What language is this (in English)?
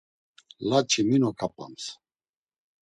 Laz